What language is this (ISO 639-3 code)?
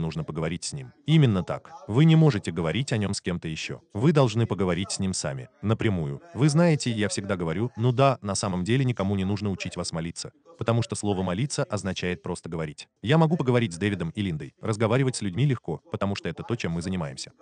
rus